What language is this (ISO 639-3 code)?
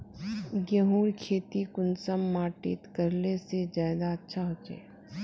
mag